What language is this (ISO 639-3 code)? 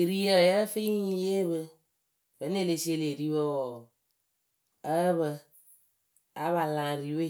keu